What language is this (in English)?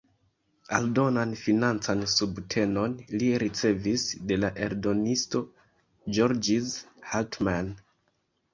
Esperanto